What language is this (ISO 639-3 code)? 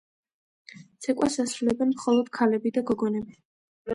kat